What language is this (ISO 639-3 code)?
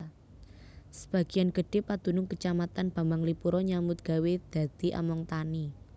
jav